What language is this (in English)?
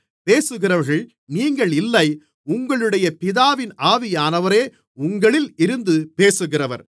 Tamil